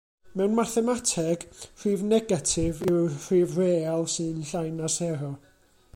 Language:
Welsh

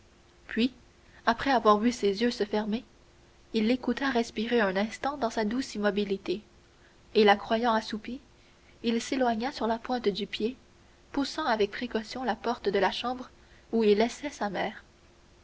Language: French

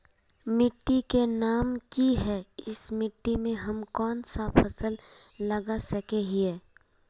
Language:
Magahi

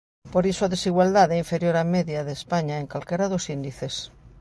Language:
Galician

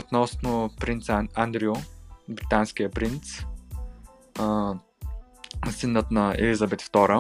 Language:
Bulgarian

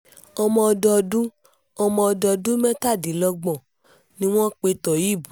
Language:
Yoruba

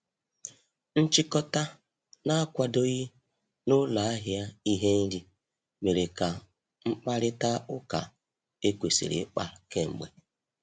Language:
Igbo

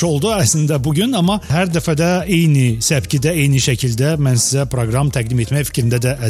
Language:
Turkish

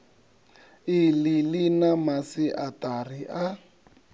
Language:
Venda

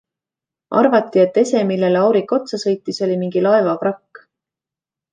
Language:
Estonian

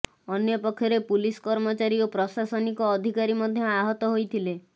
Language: Odia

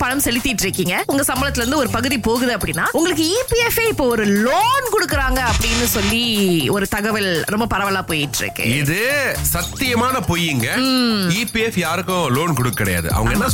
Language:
Tamil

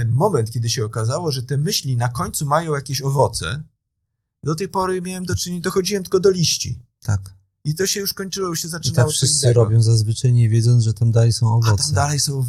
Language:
Polish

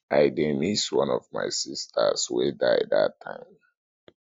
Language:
Nigerian Pidgin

